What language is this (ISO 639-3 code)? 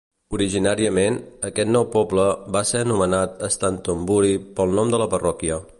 cat